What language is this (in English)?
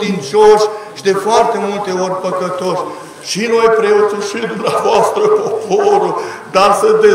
Romanian